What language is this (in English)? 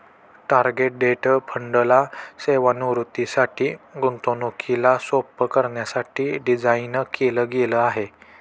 Marathi